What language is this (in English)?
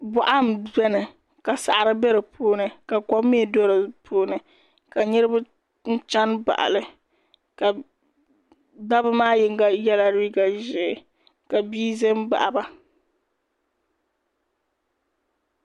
Dagbani